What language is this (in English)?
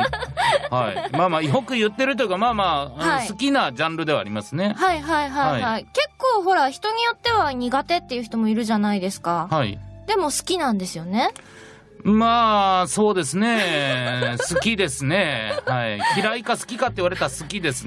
Japanese